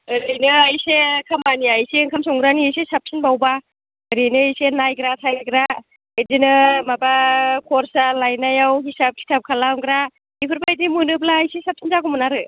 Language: Bodo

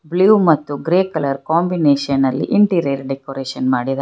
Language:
Kannada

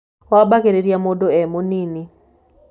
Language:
Kikuyu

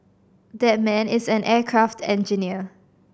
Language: English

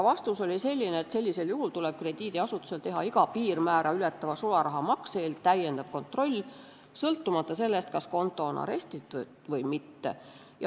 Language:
Estonian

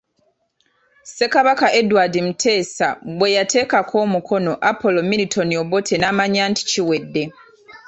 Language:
Ganda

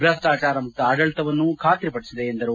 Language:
Kannada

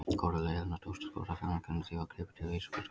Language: Icelandic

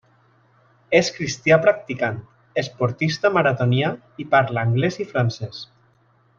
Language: Catalan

